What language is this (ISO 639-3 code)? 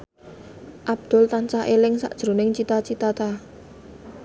jav